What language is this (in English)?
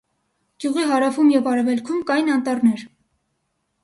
Armenian